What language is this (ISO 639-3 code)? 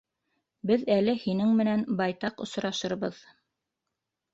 bak